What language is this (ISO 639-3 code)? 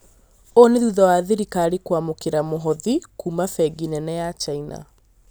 kik